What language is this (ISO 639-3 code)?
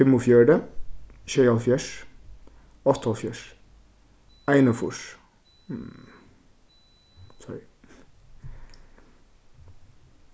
fao